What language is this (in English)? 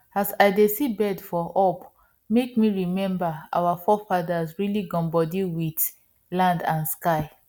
Nigerian Pidgin